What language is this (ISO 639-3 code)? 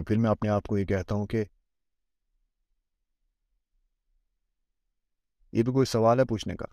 urd